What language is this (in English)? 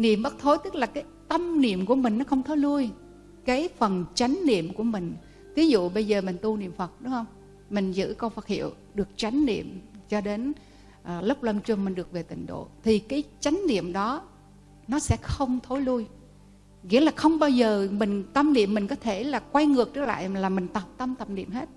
Vietnamese